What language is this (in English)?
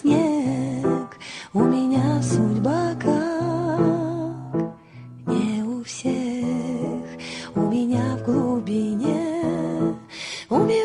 Polish